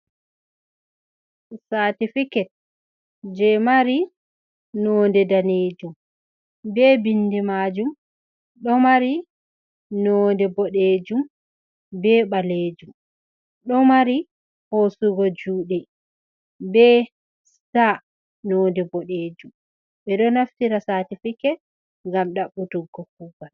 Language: Fula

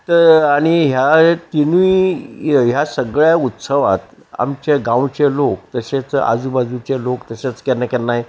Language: Konkani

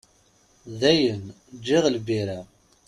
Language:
Kabyle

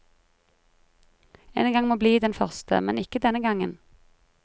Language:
Norwegian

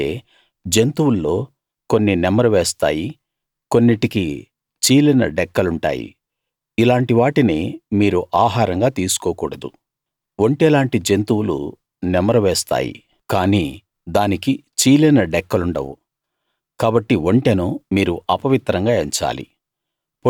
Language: Telugu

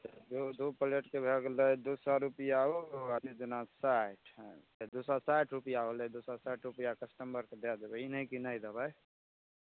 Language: Maithili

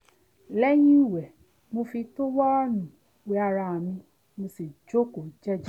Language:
Yoruba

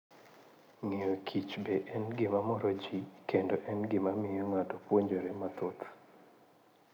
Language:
Luo (Kenya and Tanzania)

